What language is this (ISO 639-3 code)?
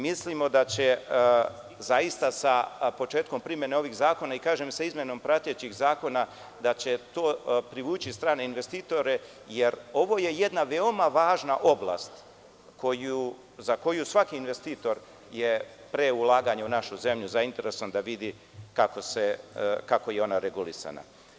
srp